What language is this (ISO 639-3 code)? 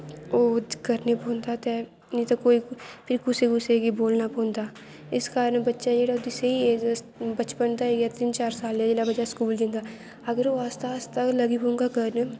doi